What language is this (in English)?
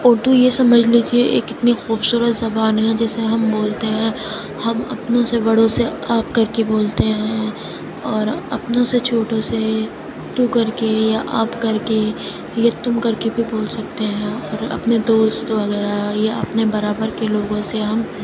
Urdu